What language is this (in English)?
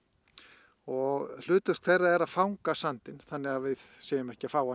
Icelandic